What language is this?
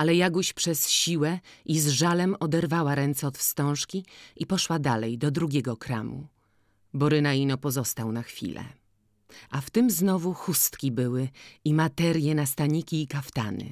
Polish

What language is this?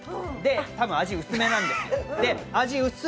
Japanese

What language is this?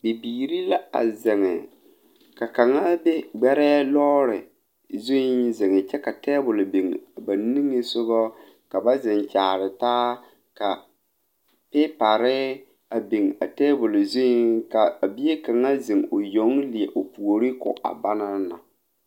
Southern Dagaare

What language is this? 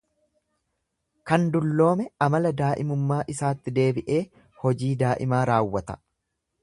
Oromo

